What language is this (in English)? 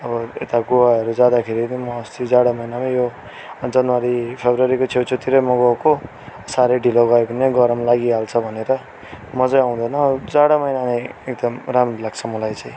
Nepali